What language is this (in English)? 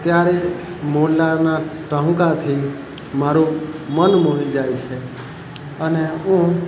Gujarati